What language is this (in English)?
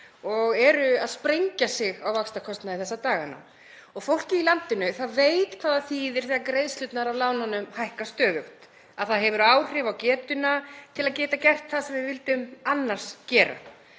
Icelandic